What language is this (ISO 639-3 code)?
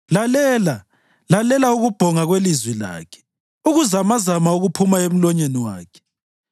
nde